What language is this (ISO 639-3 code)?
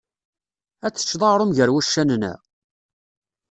kab